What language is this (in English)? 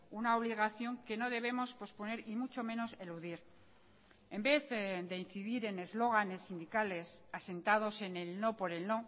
Spanish